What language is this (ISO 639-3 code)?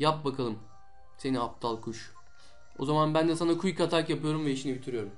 tur